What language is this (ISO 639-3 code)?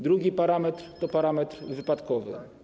pol